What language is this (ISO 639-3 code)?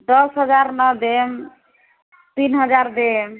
mai